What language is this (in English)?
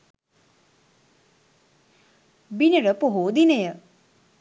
Sinhala